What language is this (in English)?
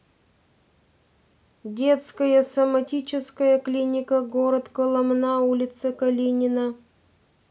Russian